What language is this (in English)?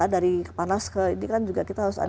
Indonesian